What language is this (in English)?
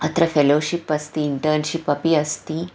Sanskrit